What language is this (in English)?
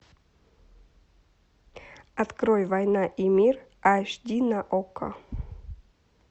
Russian